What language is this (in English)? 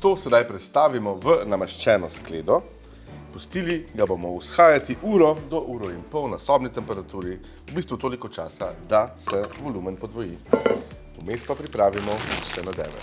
Slovenian